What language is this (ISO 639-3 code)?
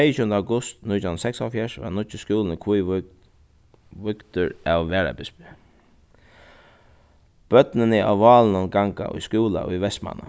fao